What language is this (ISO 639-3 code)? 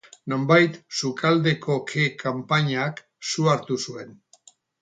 eus